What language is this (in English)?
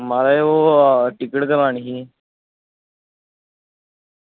Dogri